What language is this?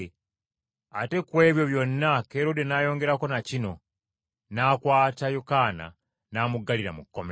Ganda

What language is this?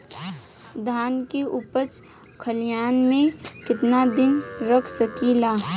Bhojpuri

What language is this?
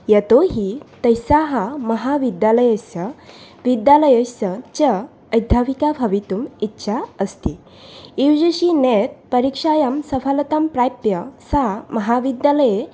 Sanskrit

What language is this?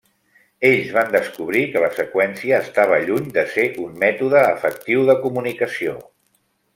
Catalan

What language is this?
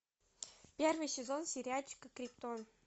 Russian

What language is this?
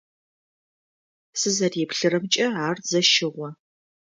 Adyghe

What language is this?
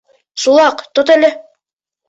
Bashkir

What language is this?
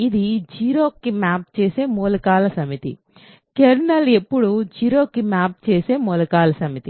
Telugu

